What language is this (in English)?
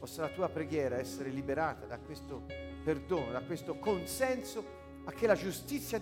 Slovak